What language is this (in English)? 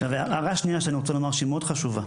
Hebrew